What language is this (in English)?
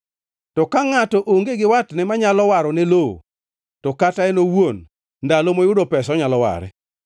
Luo (Kenya and Tanzania)